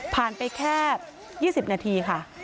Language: Thai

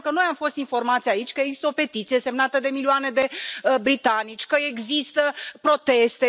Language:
Romanian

